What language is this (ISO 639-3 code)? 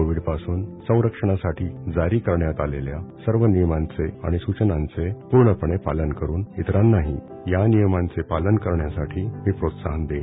mar